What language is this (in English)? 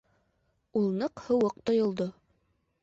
Bashkir